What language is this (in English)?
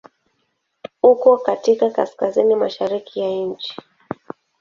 Swahili